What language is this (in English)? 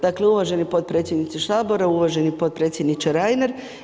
Croatian